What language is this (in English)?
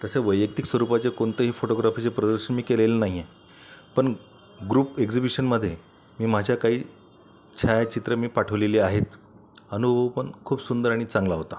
Marathi